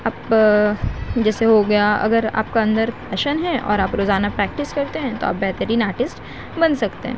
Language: Urdu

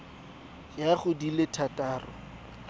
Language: Tswana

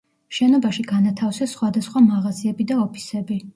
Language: Georgian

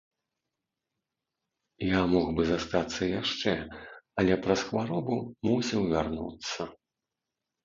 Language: Belarusian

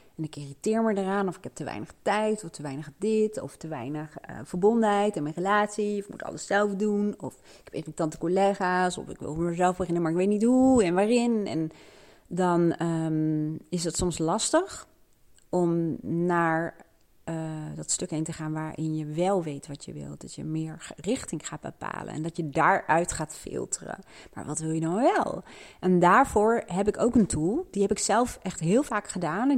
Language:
Dutch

